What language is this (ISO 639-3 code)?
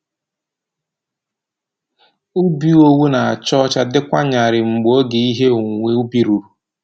ibo